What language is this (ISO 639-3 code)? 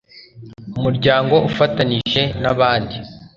kin